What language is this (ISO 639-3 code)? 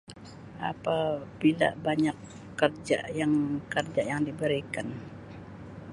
msi